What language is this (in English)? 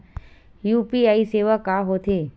Chhattisgarhi